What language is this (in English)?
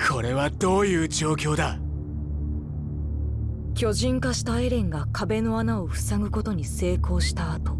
Japanese